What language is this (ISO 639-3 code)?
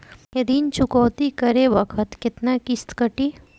bho